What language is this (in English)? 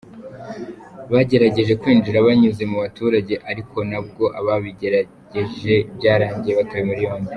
Kinyarwanda